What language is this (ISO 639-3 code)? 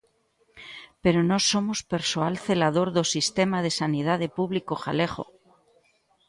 glg